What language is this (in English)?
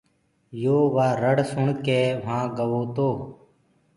Gurgula